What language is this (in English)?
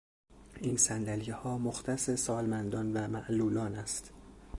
Persian